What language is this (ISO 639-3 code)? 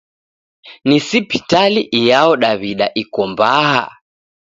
dav